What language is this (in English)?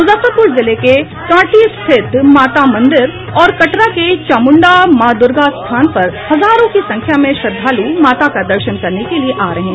Hindi